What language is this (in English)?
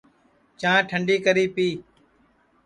Sansi